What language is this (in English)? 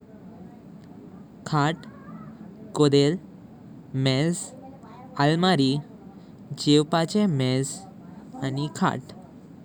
Konkani